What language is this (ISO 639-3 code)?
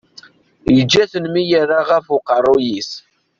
kab